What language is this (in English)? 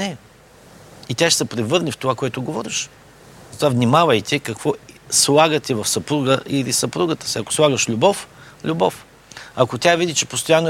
Bulgarian